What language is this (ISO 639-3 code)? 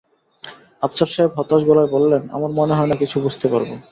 ben